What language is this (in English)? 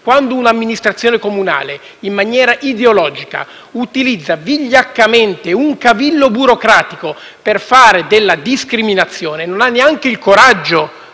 Italian